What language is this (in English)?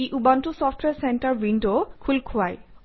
Assamese